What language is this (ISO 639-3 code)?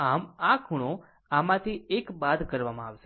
guj